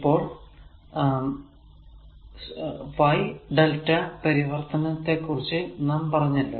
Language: Malayalam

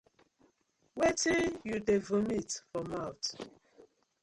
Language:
Nigerian Pidgin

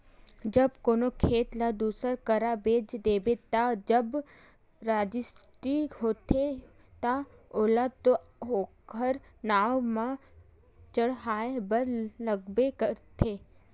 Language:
Chhattisgarhi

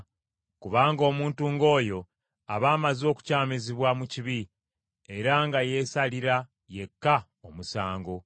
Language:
Ganda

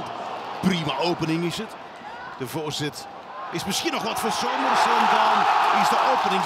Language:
Dutch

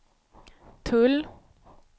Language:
Swedish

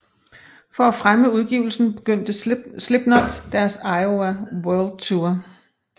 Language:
Danish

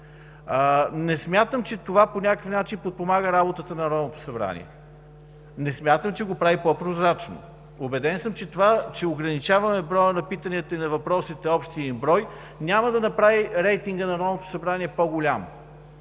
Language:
Bulgarian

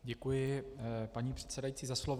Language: Czech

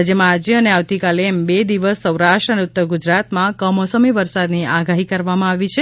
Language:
Gujarati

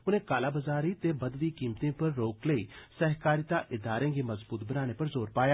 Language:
Dogri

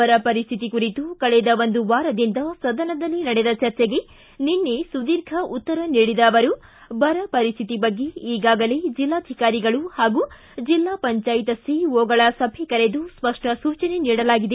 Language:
Kannada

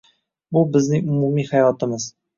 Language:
Uzbek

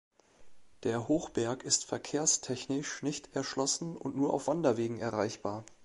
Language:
German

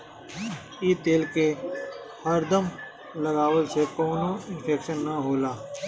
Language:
Bhojpuri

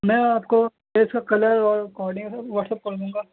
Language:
Urdu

